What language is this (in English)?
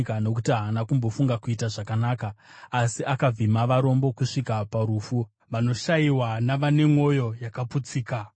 Shona